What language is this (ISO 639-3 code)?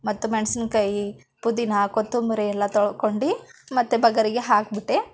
kan